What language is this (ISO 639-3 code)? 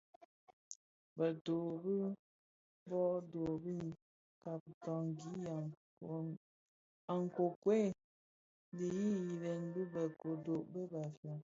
ksf